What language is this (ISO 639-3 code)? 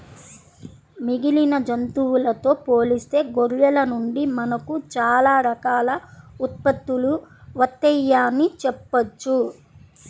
tel